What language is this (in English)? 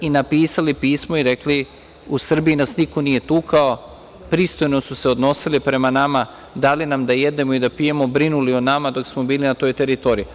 Serbian